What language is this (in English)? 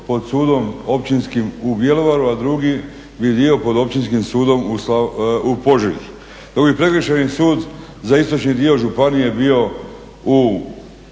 Croatian